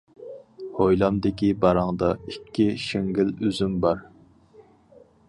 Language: Uyghur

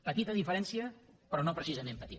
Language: Catalan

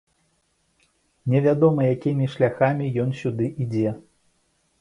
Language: Belarusian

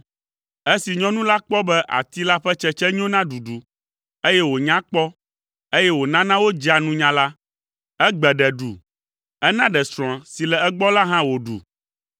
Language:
Ewe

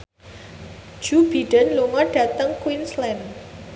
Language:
Javanese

